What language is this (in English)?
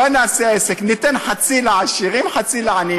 Hebrew